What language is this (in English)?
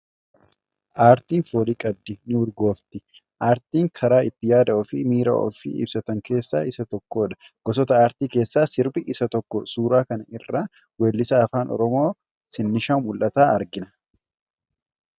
Oromo